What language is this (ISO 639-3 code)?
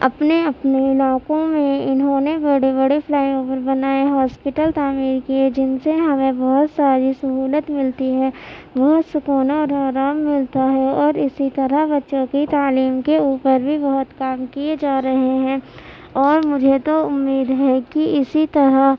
urd